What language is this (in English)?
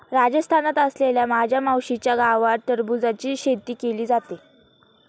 Marathi